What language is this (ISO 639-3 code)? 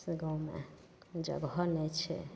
mai